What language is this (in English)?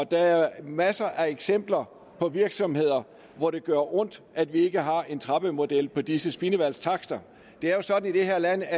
Danish